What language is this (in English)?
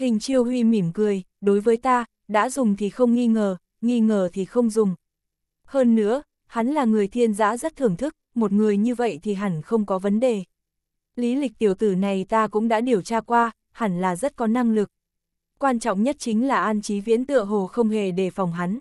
Vietnamese